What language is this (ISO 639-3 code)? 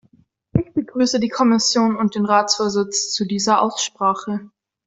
deu